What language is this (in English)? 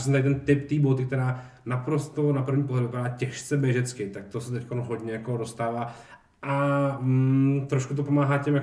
Czech